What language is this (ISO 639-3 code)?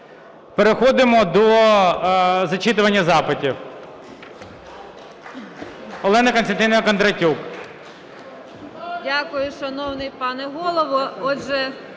ukr